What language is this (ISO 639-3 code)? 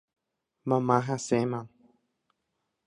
grn